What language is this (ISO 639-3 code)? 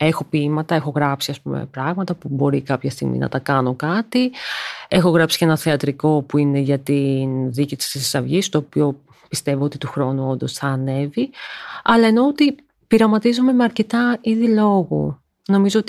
ell